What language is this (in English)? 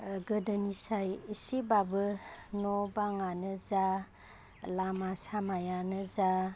Bodo